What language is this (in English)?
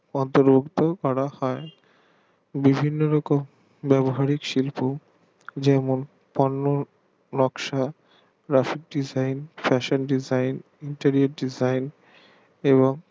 Bangla